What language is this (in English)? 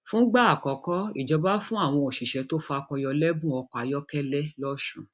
Yoruba